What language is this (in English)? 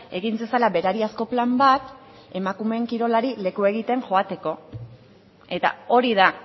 Basque